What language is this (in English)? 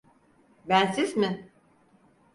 Turkish